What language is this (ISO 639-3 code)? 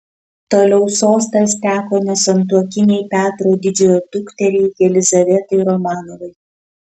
lit